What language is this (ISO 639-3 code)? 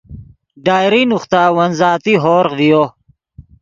ydg